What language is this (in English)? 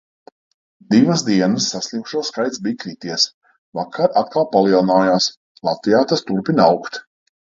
Latvian